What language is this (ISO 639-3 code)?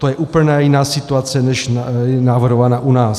ces